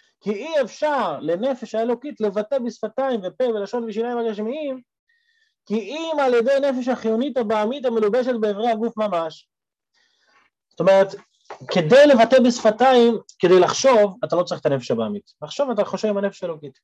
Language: Hebrew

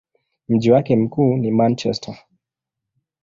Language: Swahili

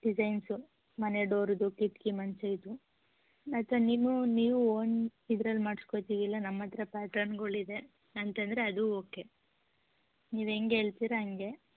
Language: Kannada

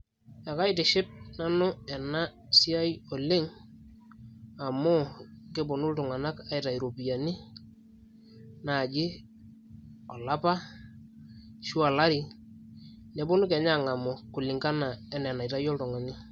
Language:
Masai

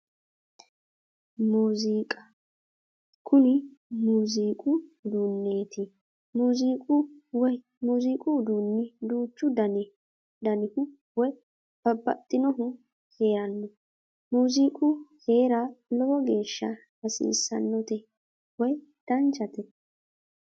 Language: Sidamo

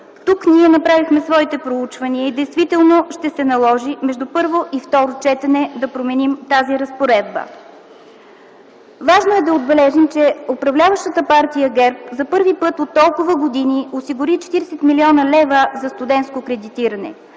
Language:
Bulgarian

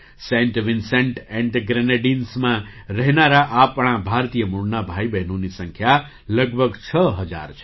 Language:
Gujarati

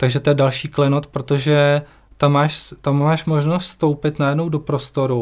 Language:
Czech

